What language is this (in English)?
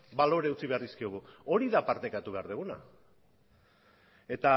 Basque